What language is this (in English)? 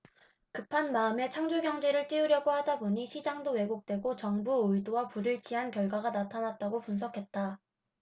Korean